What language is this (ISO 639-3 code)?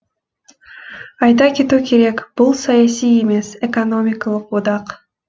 kaz